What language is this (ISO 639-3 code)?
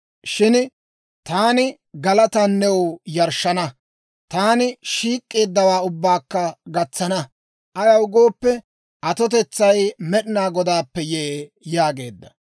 dwr